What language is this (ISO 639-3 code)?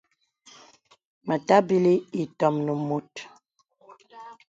beb